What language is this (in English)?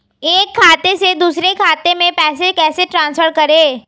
Hindi